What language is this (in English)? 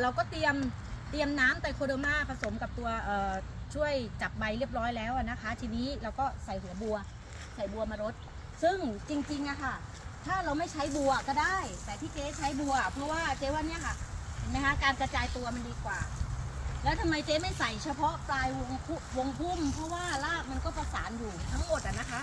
Thai